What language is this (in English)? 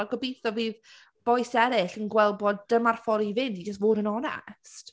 Welsh